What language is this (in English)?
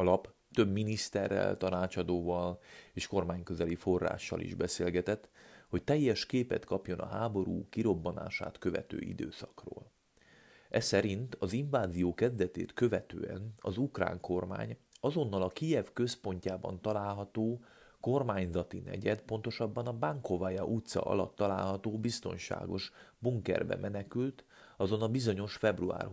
Hungarian